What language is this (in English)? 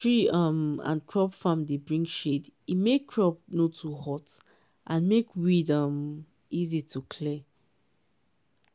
Nigerian Pidgin